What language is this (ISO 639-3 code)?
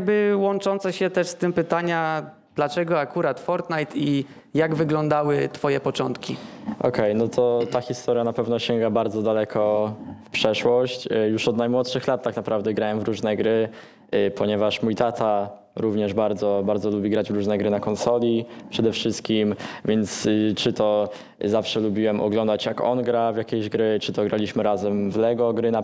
pol